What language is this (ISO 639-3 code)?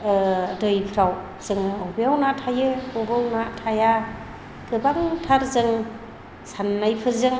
brx